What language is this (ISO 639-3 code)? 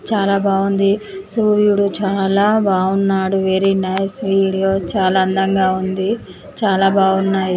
tel